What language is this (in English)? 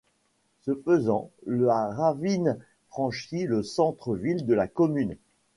French